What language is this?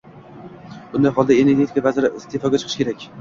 Uzbek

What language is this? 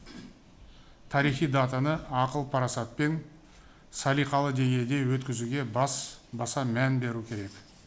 Kazakh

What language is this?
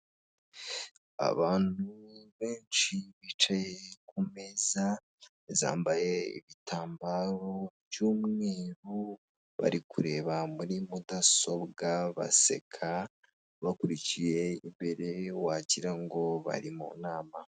Kinyarwanda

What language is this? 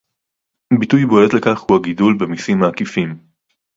Hebrew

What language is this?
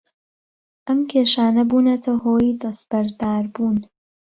Central Kurdish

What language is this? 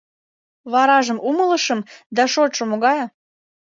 Mari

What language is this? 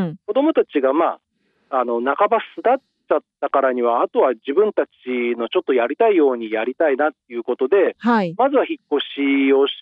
Japanese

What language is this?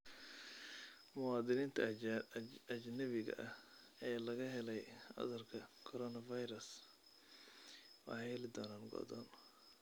Somali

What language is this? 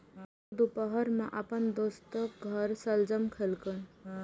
Maithili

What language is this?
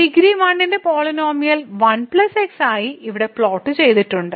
Malayalam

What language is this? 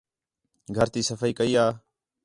Khetrani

